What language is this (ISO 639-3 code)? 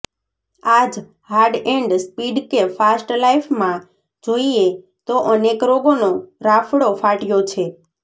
guj